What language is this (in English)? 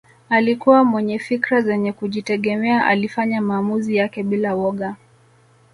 Swahili